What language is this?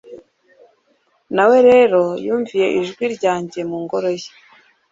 Kinyarwanda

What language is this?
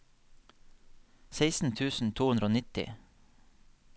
Norwegian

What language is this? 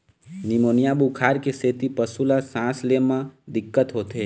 Chhattisgarhi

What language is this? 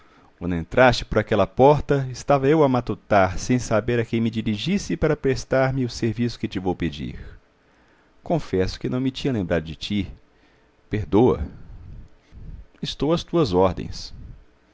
Portuguese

